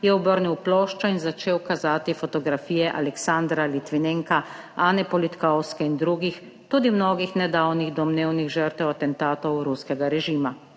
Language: Slovenian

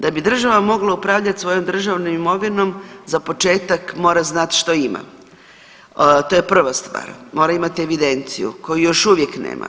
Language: Croatian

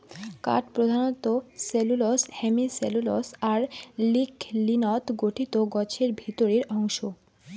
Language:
Bangla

